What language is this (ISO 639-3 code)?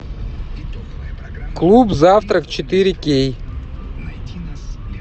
rus